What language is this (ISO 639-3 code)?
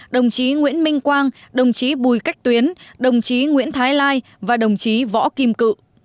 vie